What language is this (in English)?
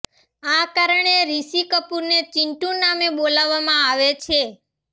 Gujarati